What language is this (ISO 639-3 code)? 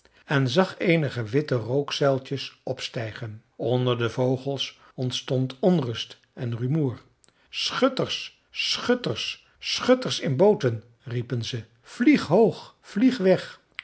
nld